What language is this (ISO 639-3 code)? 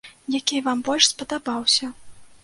bel